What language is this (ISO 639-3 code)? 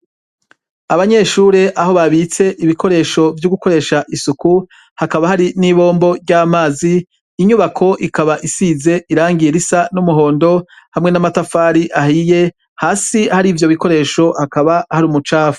run